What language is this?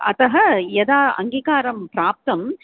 Sanskrit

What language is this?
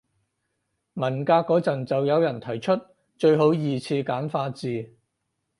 Cantonese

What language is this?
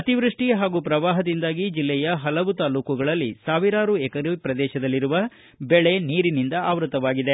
Kannada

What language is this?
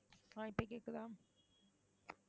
Tamil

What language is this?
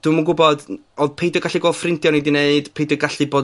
Welsh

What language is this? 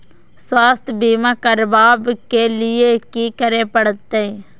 Maithili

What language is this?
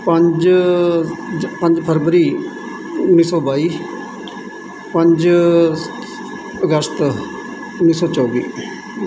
Punjabi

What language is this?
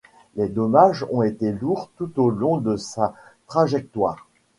French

